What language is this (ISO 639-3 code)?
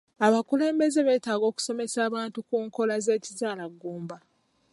lug